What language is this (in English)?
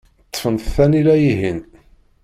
Kabyle